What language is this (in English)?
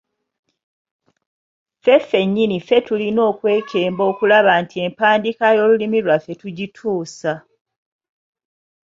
Ganda